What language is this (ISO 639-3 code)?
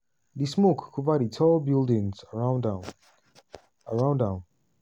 pcm